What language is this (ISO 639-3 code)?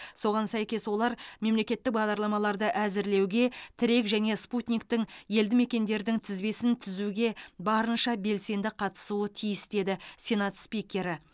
kaz